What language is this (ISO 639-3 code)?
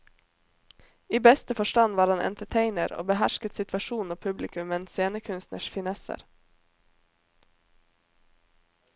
nor